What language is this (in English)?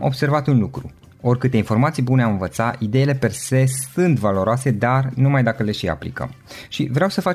Romanian